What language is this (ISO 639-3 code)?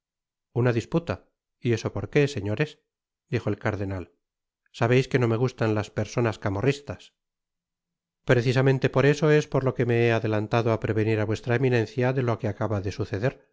spa